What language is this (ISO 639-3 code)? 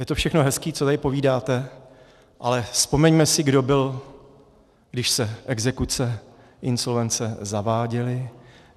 ces